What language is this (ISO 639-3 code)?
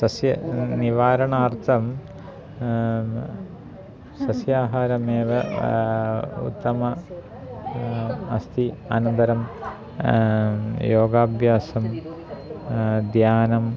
san